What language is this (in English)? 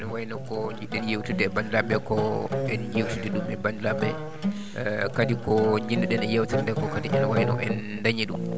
Fula